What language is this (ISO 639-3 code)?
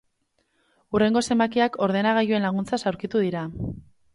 eus